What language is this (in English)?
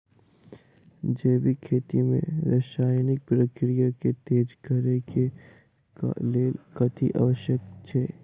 Maithili